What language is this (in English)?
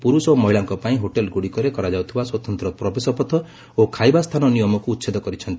Odia